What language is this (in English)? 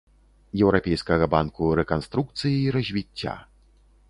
Belarusian